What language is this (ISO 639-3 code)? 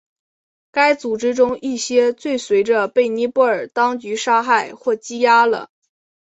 zho